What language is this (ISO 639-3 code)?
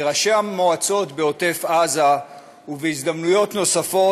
heb